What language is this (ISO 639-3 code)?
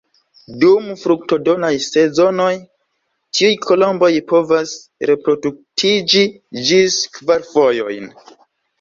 epo